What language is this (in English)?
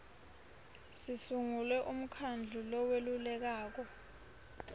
Swati